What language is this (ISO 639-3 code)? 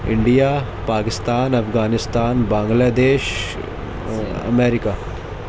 urd